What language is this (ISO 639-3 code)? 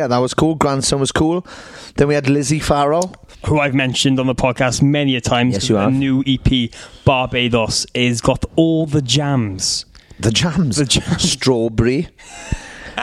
eng